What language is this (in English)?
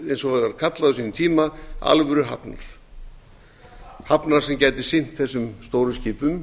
Icelandic